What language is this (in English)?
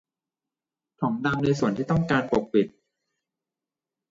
Thai